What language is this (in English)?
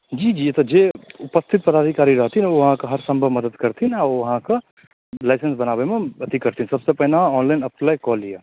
Maithili